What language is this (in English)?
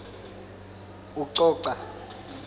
Swati